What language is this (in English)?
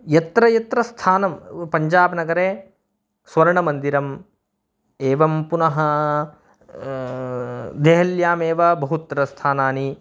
Sanskrit